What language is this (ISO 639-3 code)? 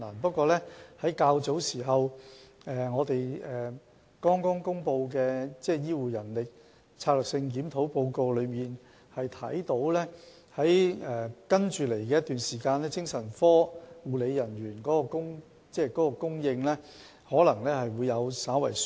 yue